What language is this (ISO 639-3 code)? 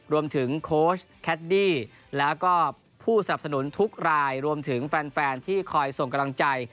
tha